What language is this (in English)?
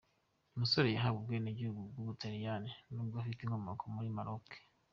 Kinyarwanda